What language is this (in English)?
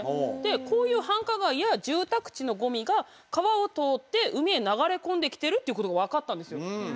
Japanese